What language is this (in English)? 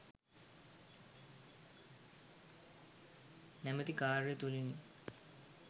Sinhala